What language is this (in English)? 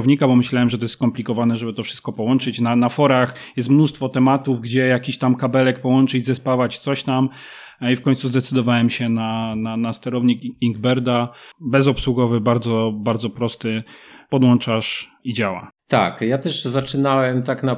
Polish